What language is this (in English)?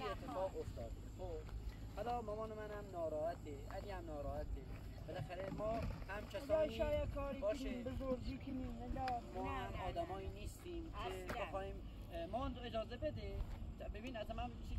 Persian